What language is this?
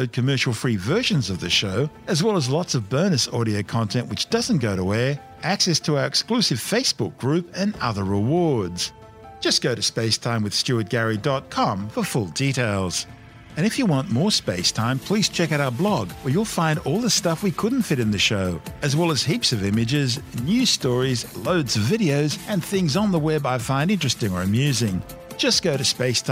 English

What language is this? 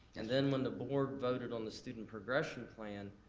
English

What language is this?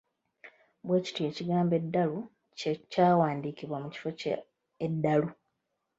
Ganda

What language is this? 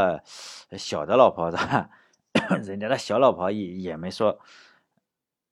Chinese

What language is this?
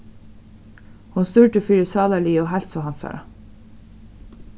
Faroese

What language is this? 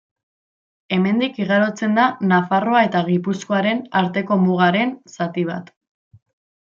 Basque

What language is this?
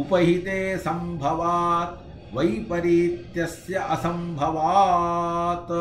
Kannada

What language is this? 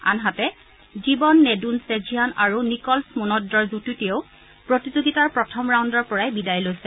Assamese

